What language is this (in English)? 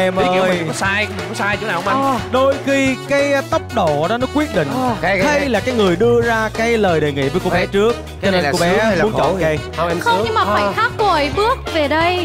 Vietnamese